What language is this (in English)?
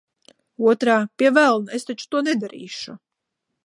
Latvian